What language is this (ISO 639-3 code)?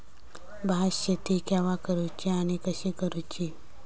mar